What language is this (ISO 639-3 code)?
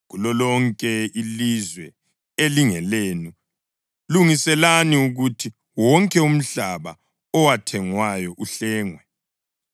nde